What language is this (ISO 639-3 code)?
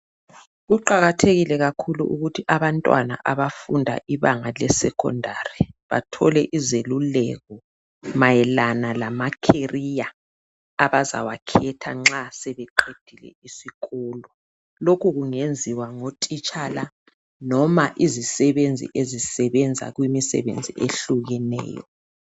nde